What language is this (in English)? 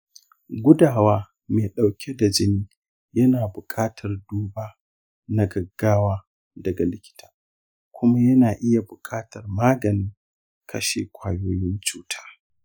Hausa